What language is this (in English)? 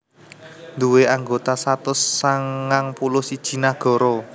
Javanese